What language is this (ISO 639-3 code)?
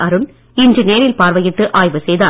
tam